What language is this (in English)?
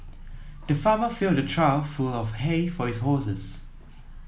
English